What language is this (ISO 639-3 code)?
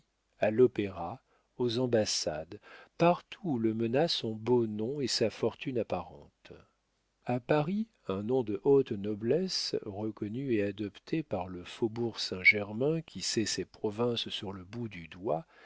fra